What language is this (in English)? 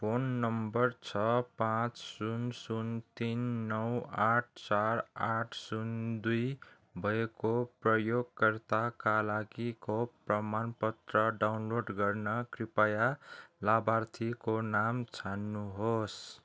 Nepali